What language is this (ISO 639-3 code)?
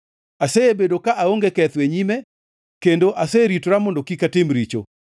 luo